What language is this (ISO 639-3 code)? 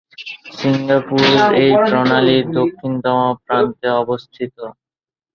ben